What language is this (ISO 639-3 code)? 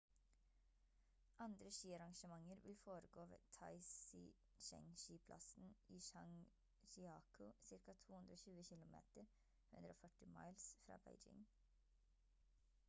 nob